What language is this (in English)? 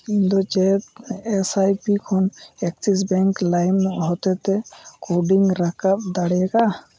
Santali